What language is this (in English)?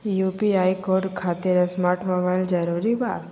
Magahi